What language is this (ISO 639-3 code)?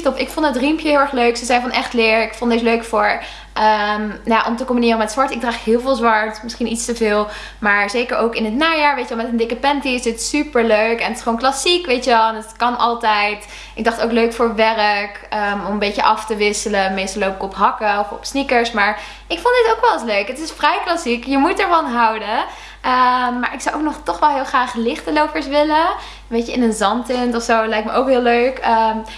nld